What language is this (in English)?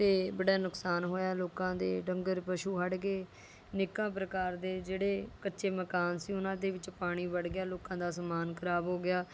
Punjabi